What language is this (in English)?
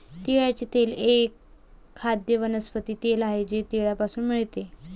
Marathi